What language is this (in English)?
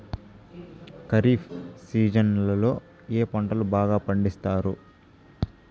Telugu